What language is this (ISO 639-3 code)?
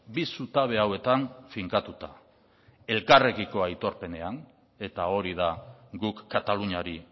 eus